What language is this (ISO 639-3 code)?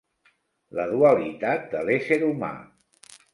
cat